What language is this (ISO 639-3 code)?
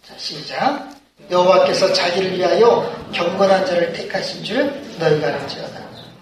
kor